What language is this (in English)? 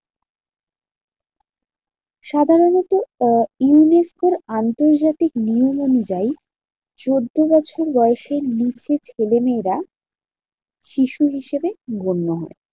Bangla